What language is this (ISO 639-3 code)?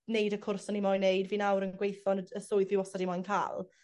cym